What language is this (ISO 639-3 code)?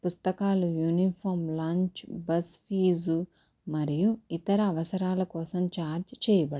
tel